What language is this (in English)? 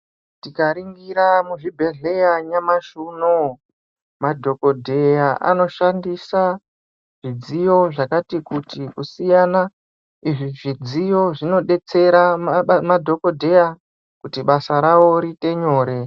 Ndau